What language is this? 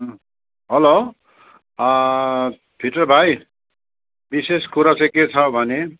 Nepali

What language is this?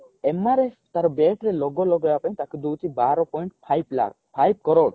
Odia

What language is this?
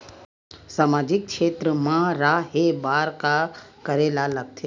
Chhattisgarhi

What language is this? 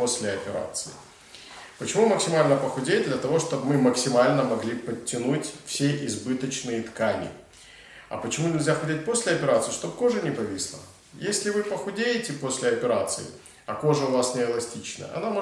Russian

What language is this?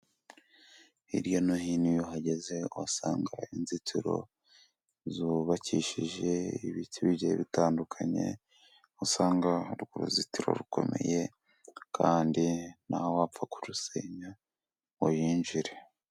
Kinyarwanda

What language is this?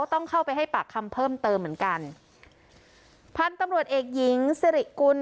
Thai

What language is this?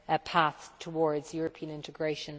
English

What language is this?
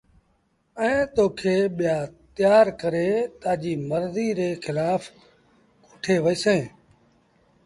Sindhi Bhil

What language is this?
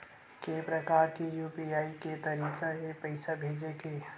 Chhattisgarhi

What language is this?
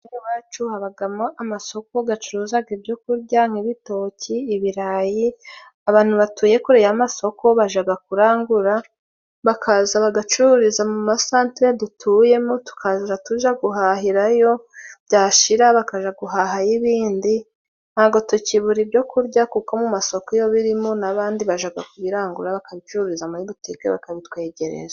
Kinyarwanda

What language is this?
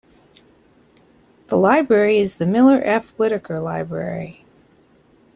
English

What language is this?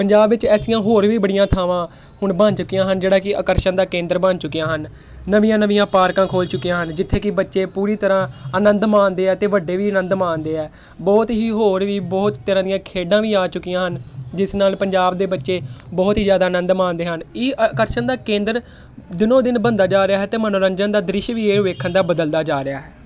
Punjabi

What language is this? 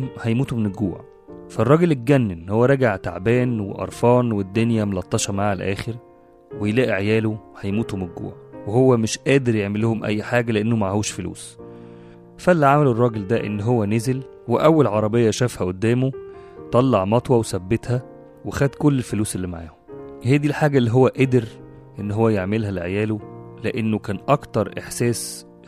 Arabic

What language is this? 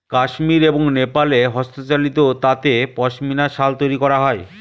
Bangla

